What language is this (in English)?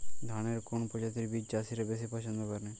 Bangla